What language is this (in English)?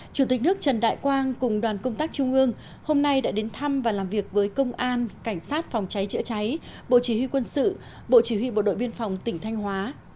Vietnamese